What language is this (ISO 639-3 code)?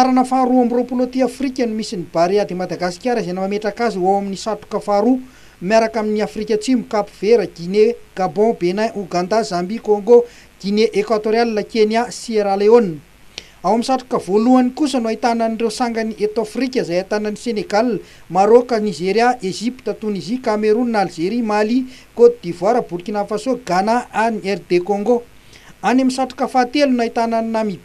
ron